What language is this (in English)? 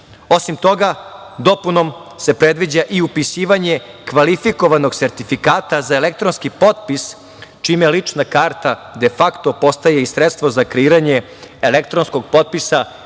Serbian